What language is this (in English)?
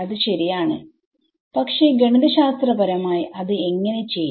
Malayalam